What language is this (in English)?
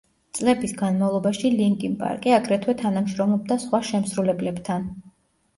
Georgian